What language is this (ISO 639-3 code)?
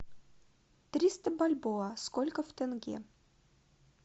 rus